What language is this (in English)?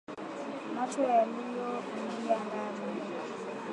Swahili